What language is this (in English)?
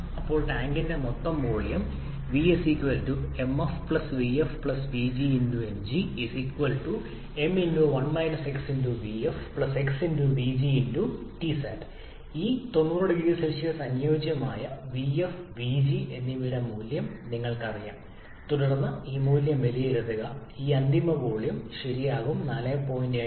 Malayalam